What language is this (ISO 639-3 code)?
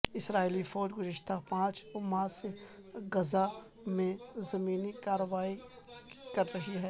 urd